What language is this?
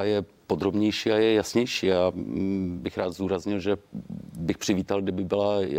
Czech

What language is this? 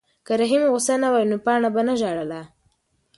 Pashto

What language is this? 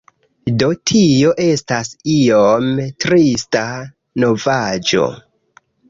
Esperanto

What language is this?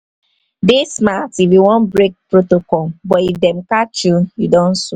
Nigerian Pidgin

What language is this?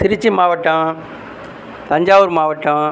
Tamil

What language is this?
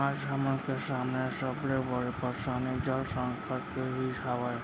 Chhattisgarhi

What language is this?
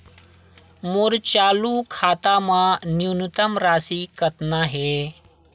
Chhattisgarhi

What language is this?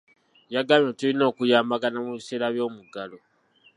Ganda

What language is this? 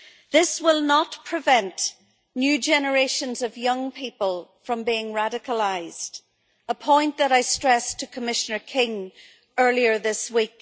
English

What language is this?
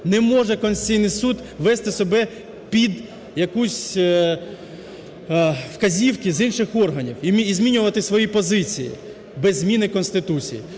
Ukrainian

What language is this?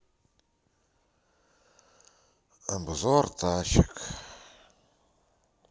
Russian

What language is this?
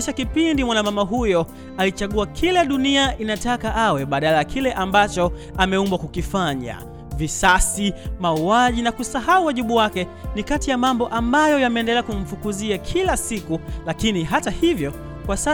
Swahili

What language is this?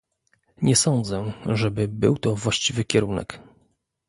Polish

